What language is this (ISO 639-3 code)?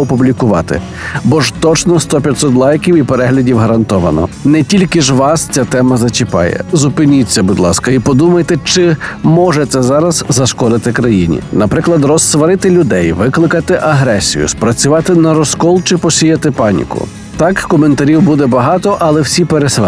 ukr